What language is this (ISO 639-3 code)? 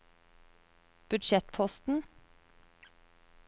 nor